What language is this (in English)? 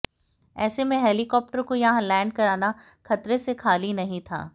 Hindi